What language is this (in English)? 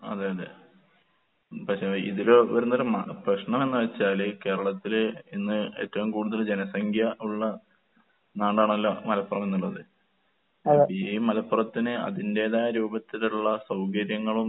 Malayalam